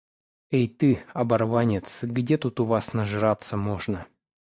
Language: Russian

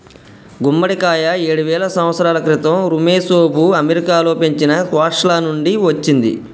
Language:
Telugu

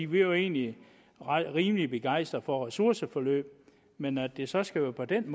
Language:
Danish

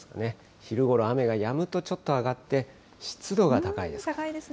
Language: Japanese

